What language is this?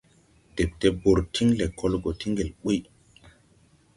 Tupuri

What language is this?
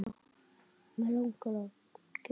Icelandic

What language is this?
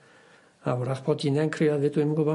Welsh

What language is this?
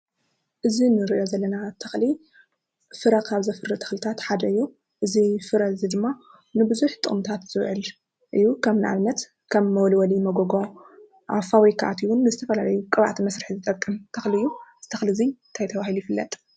Tigrinya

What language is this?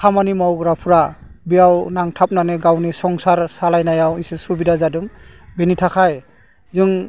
Bodo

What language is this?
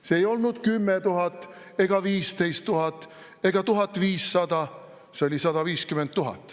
Estonian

